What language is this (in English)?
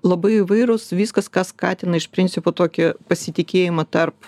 Lithuanian